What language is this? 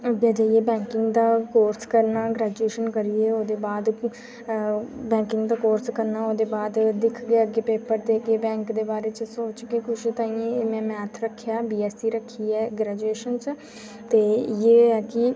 Dogri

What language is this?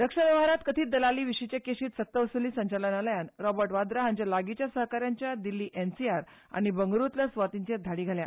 Konkani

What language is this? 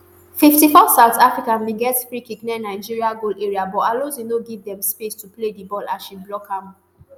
Nigerian Pidgin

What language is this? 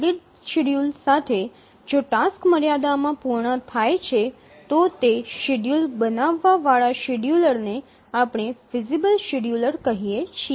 Gujarati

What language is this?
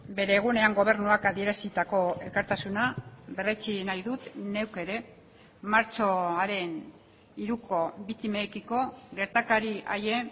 Basque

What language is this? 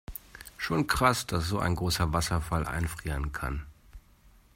German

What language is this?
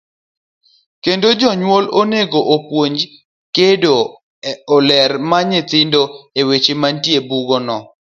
Luo (Kenya and Tanzania)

